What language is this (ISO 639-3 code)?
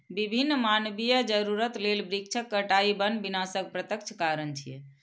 mai